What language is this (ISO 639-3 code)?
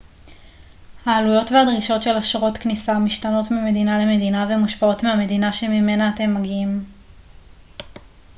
heb